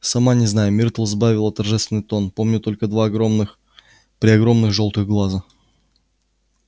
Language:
Russian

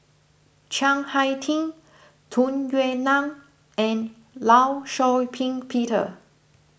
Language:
English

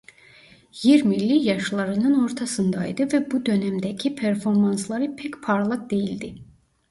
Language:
Turkish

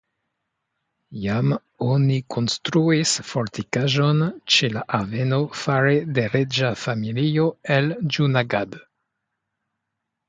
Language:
Esperanto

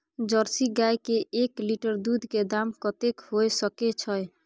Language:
Maithili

